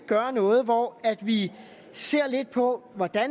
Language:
Danish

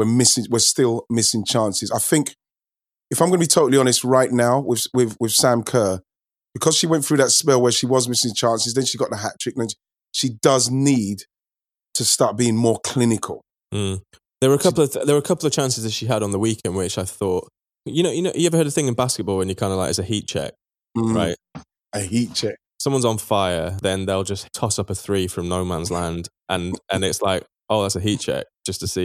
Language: English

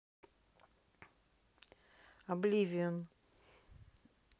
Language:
Russian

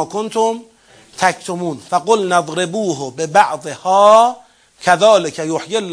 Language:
Persian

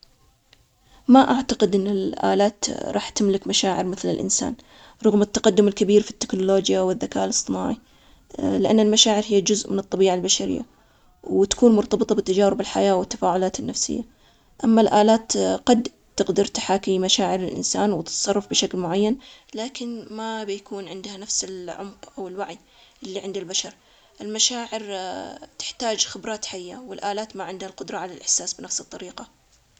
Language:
Omani Arabic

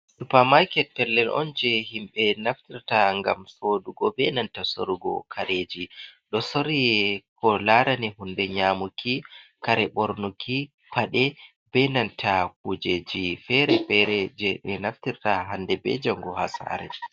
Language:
Fula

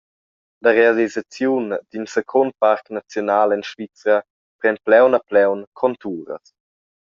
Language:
Romansh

